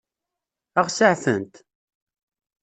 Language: Kabyle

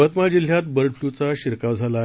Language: Marathi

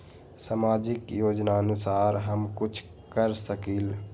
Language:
Magahi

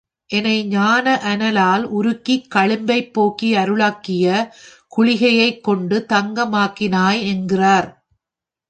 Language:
Tamil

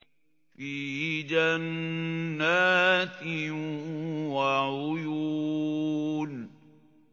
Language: Arabic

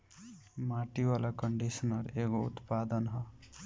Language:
Bhojpuri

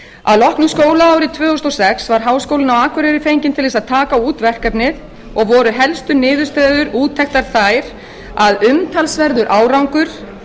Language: Icelandic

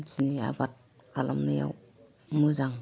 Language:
Bodo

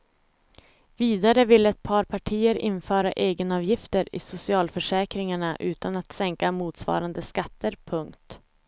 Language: Swedish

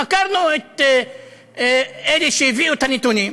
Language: Hebrew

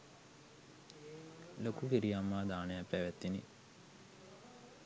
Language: Sinhala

